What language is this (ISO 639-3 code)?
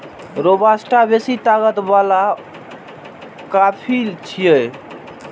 mai